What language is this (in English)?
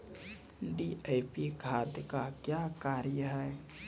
Maithili